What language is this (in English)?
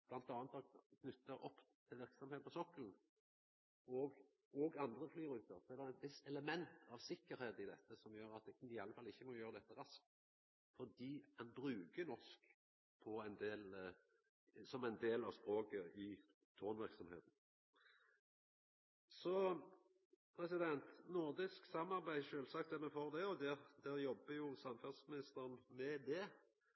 Norwegian Nynorsk